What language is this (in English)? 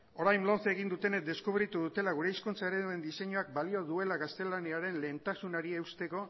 Basque